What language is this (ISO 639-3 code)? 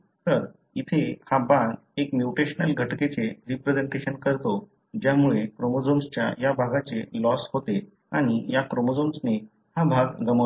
mar